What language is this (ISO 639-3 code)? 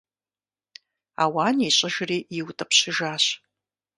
kbd